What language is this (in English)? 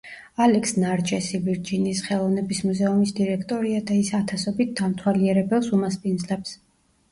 Georgian